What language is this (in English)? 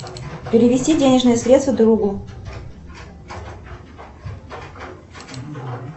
Russian